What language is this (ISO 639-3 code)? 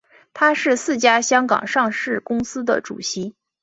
zho